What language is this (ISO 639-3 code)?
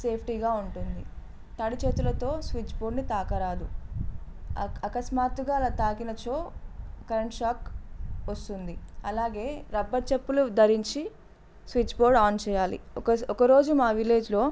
tel